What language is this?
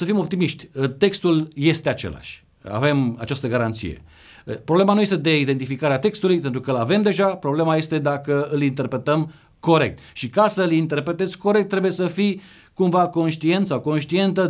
Romanian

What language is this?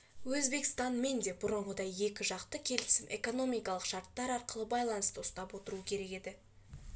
Kazakh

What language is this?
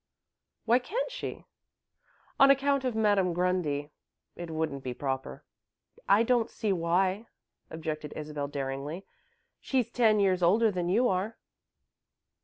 English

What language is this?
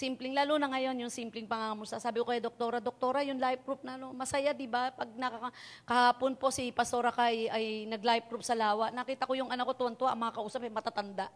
Filipino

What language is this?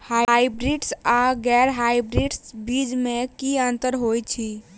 Maithili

